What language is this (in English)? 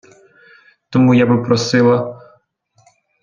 Ukrainian